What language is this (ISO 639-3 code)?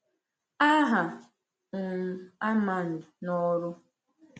ibo